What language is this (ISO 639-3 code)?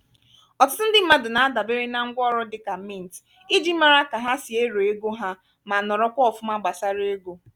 ibo